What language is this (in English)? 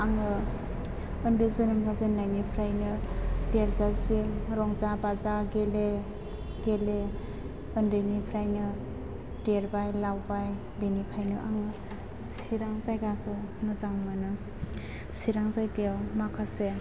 Bodo